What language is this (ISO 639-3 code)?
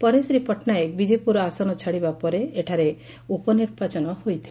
ori